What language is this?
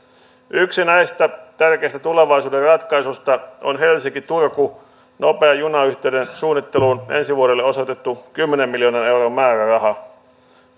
Finnish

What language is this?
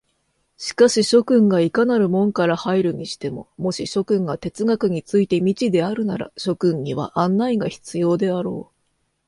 Japanese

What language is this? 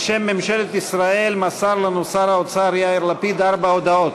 Hebrew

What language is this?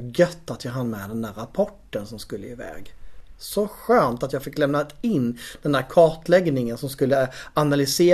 Swedish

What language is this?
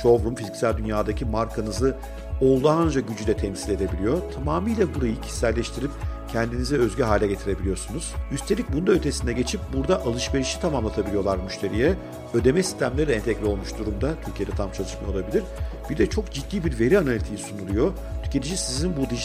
Turkish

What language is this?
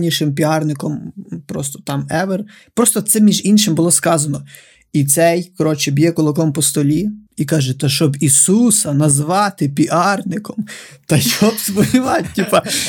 Ukrainian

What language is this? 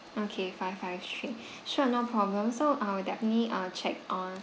English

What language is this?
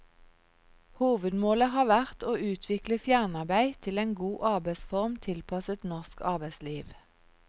Norwegian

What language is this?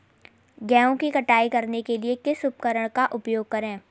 Hindi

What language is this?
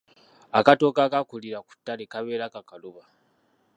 Ganda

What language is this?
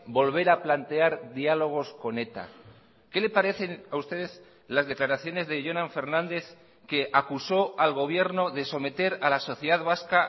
Spanish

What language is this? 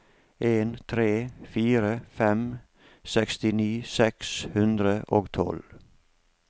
Norwegian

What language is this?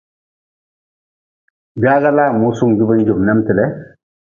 Nawdm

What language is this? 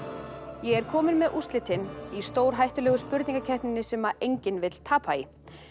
Icelandic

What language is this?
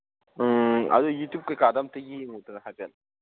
Manipuri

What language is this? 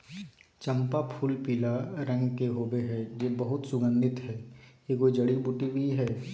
Magahi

